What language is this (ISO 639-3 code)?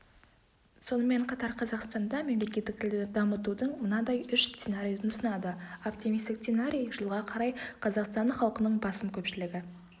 kaz